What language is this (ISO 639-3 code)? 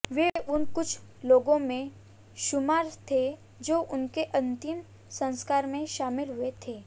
hin